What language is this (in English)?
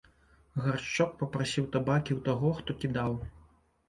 Belarusian